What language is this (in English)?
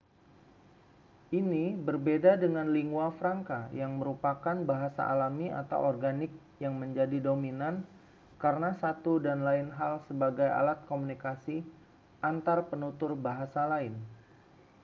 Indonesian